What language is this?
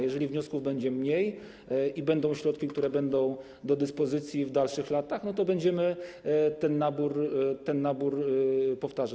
Polish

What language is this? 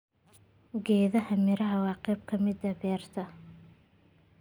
Somali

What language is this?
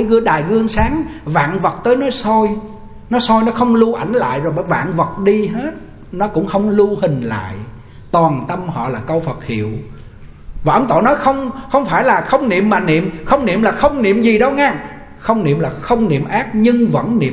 Vietnamese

